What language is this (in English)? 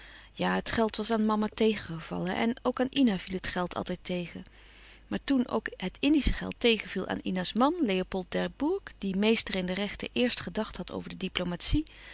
Dutch